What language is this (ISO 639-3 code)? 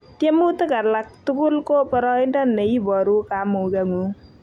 kln